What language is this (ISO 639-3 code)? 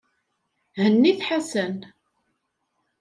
kab